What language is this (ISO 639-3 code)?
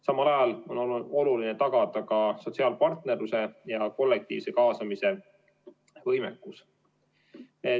est